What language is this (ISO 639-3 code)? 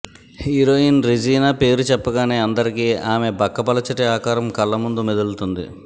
tel